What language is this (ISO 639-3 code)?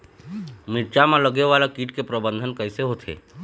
hne